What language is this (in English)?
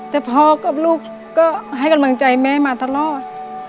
Thai